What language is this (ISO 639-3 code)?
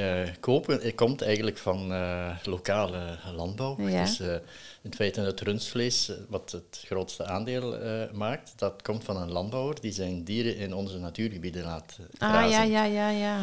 nld